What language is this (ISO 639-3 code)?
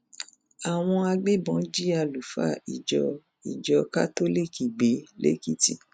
yor